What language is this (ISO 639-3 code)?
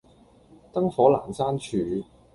yue